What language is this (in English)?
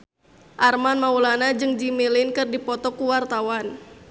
Sundanese